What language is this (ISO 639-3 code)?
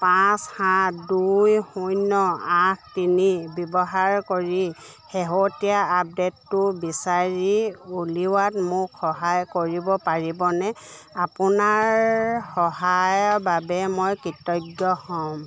asm